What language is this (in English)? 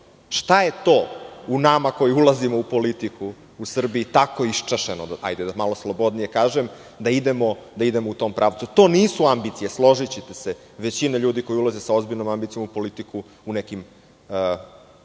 Serbian